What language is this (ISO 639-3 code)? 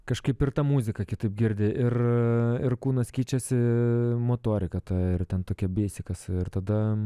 lit